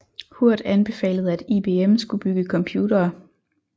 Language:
Danish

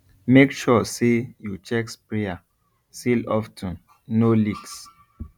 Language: Nigerian Pidgin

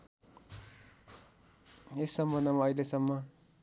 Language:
Nepali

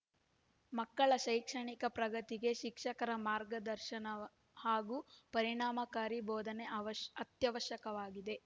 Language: Kannada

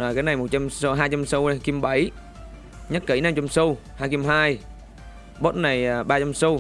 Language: Vietnamese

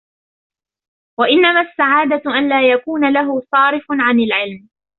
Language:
Arabic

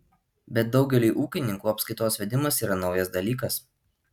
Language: Lithuanian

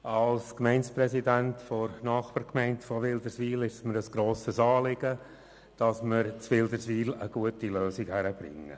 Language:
Swiss German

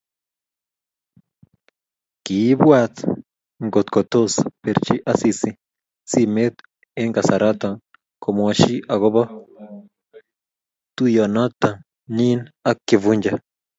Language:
Kalenjin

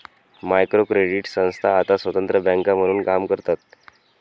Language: Marathi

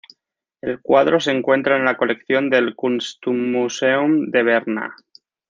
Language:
Spanish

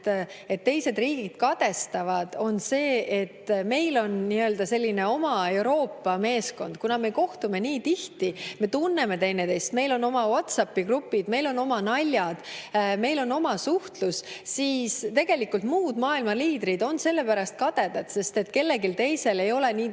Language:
Estonian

